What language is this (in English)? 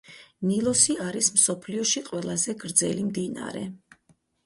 Georgian